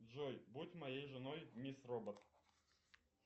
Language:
Russian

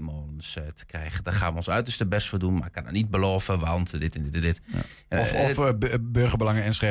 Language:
Dutch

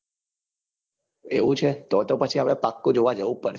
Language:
Gujarati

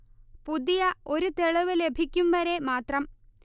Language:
Malayalam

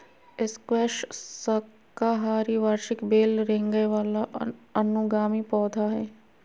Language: Magahi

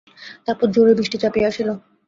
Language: Bangla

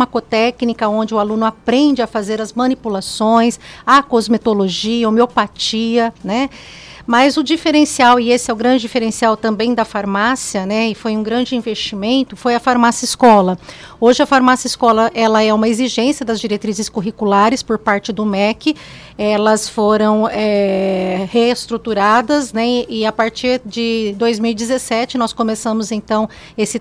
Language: Portuguese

